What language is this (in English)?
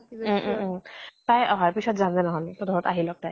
Assamese